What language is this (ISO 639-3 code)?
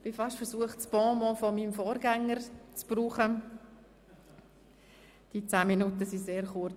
gsw